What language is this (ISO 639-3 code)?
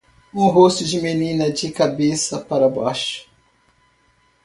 por